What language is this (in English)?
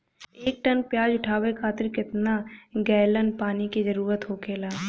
Bhojpuri